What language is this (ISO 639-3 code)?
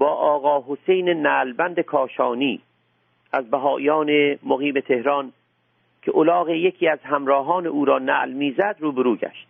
fas